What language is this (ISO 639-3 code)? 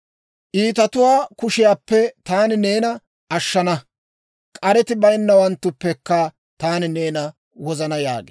dwr